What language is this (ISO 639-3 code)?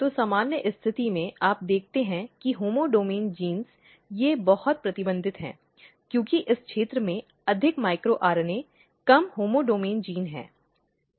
hin